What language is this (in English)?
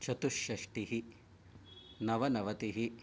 Sanskrit